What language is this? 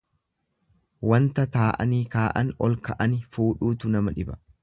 Oromo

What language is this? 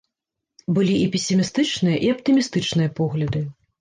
Belarusian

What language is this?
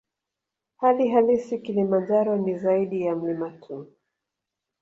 Swahili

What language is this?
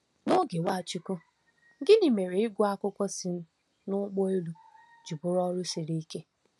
Igbo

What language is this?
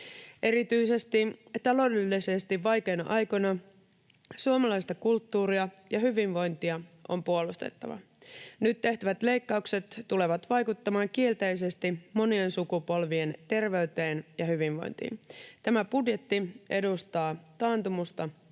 Finnish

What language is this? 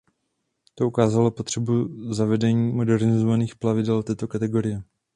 Czech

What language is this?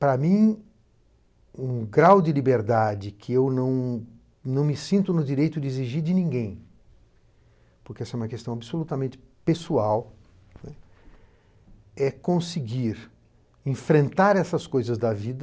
Portuguese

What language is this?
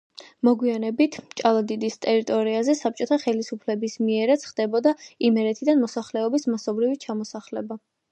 Georgian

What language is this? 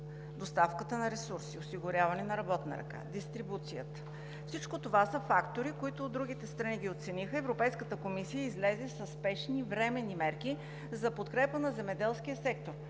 Bulgarian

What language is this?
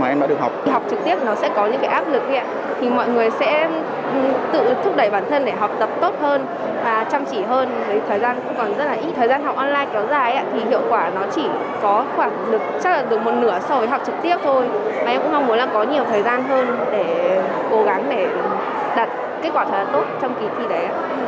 Vietnamese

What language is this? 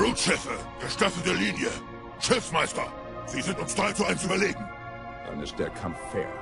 German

